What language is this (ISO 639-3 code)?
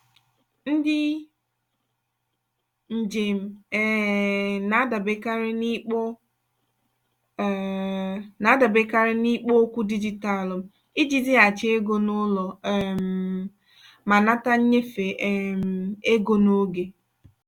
ibo